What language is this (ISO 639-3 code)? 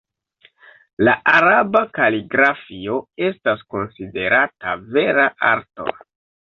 epo